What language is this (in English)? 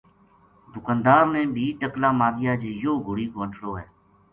Gujari